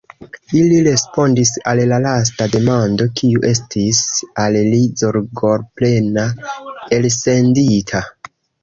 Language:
Esperanto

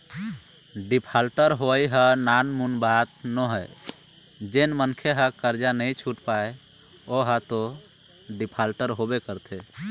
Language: Chhattisgarhi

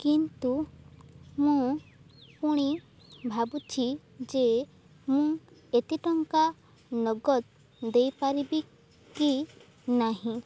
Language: Odia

